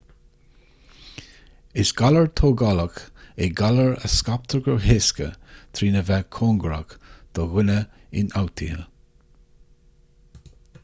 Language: Irish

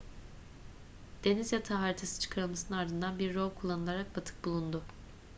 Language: Turkish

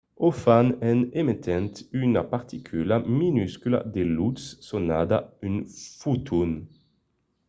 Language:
Occitan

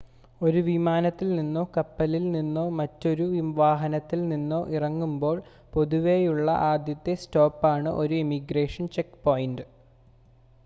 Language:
Malayalam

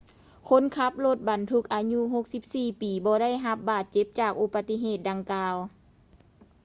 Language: Lao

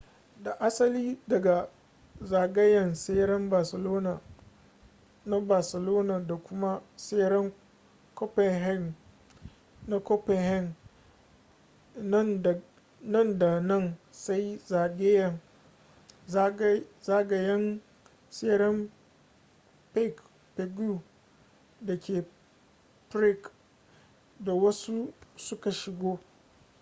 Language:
Hausa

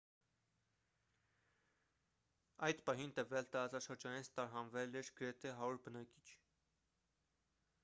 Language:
Armenian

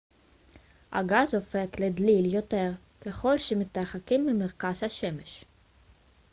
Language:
Hebrew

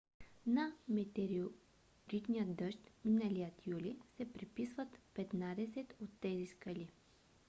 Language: Bulgarian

